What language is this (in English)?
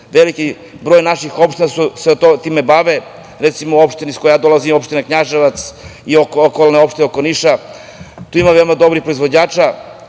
Serbian